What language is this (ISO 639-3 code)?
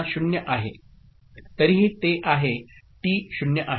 mar